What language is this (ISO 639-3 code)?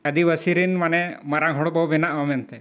sat